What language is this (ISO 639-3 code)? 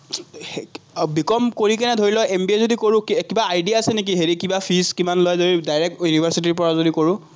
asm